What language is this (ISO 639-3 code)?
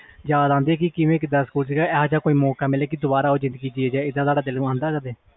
pan